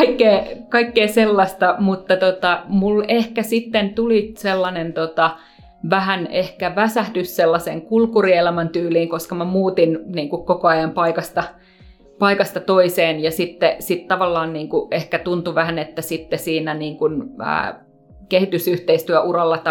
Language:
Finnish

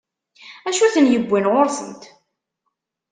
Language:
Kabyle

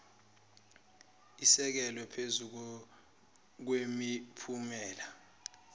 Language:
Zulu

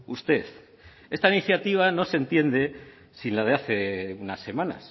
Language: Spanish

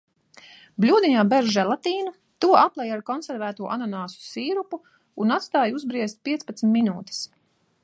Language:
Latvian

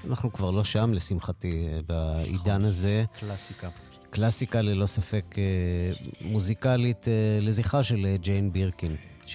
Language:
Hebrew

